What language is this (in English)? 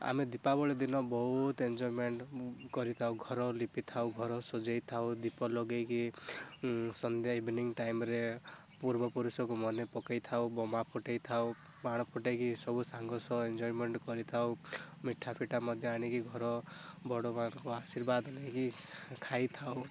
Odia